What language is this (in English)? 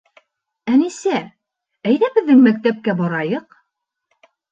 Bashkir